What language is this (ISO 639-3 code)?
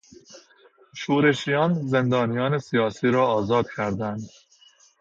fas